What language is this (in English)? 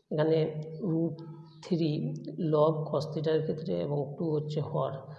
Bangla